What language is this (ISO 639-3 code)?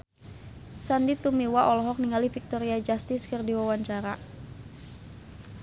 sun